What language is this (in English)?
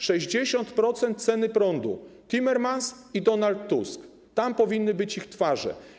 Polish